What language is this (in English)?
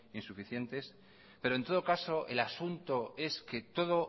Spanish